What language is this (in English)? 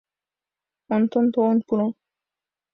Mari